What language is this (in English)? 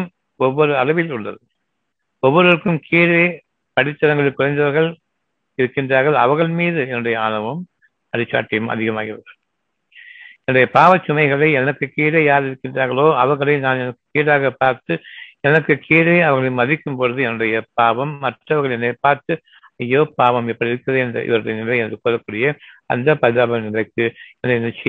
Tamil